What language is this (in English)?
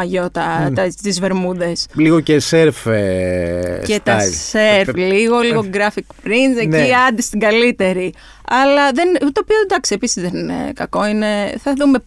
Greek